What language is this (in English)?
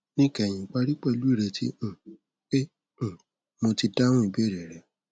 Yoruba